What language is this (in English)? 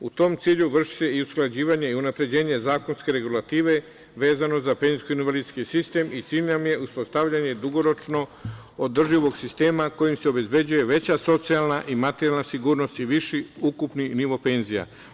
Serbian